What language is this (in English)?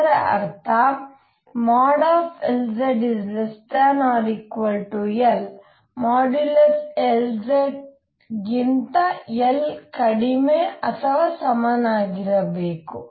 Kannada